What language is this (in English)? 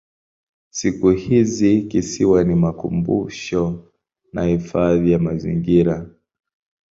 Swahili